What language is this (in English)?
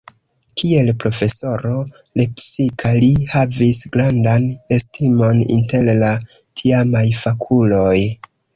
Esperanto